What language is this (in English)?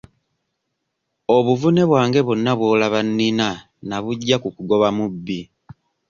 Ganda